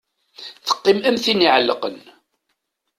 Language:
Kabyle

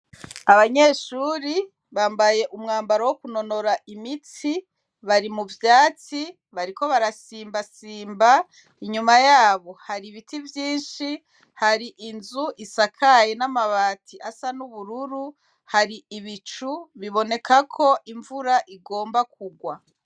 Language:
Rundi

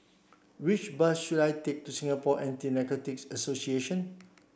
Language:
English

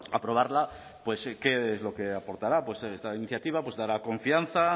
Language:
Spanish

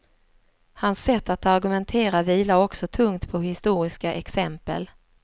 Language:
Swedish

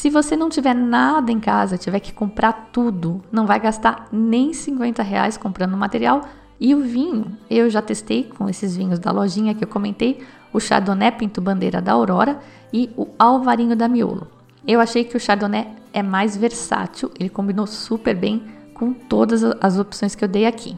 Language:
Portuguese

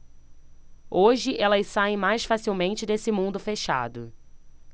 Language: Portuguese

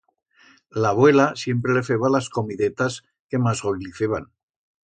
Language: Aragonese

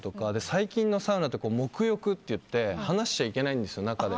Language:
Japanese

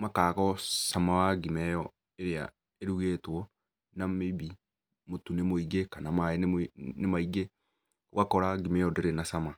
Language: Kikuyu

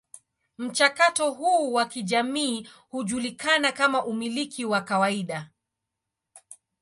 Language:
Swahili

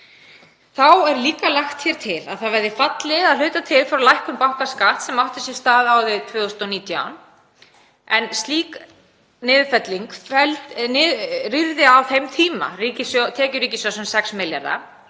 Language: Icelandic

